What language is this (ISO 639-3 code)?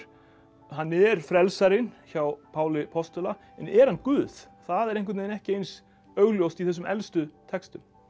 isl